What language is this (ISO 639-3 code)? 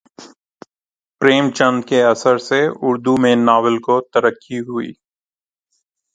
urd